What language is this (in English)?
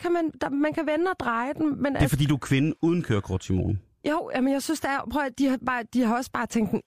Danish